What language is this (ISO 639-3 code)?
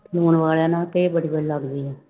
pan